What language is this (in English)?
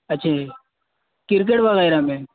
Urdu